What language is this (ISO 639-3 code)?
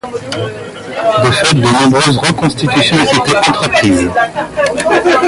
fra